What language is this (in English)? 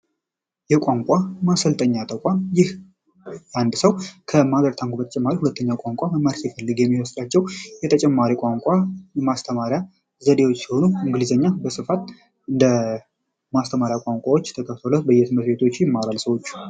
Amharic